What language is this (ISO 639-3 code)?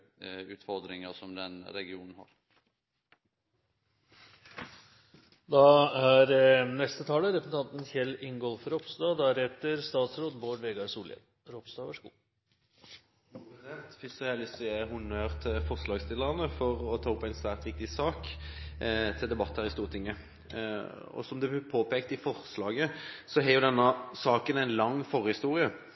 nor